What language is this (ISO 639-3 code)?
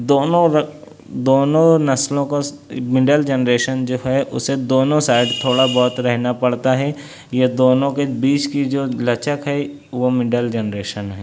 urd